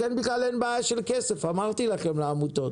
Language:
Hebrew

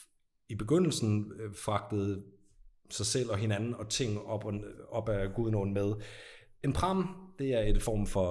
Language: Danish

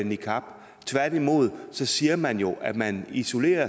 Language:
Danish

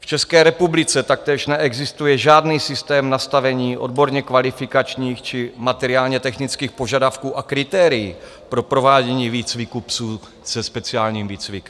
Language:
Czech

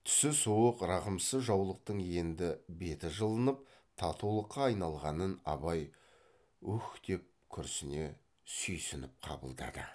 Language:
Kazakh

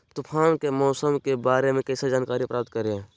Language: Magahi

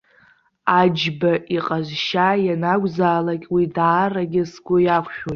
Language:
Abkhazian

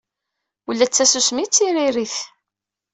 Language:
Kabyle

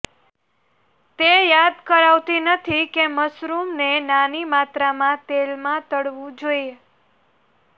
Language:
Gujarati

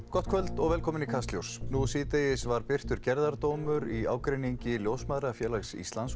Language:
Icelandic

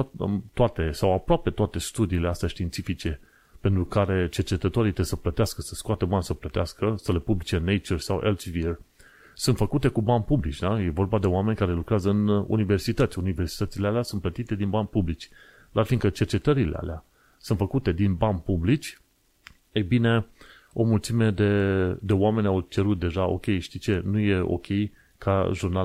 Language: Romanian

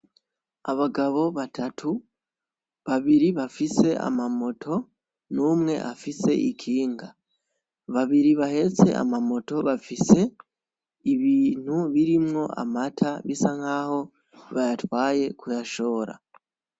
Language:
Rundi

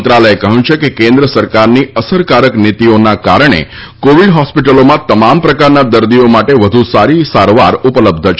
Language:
Gujarati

